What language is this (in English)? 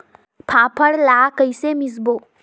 Chhattisgarhi